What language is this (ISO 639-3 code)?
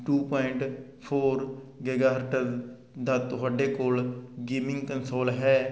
pan